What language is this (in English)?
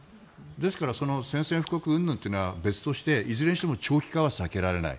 Japanese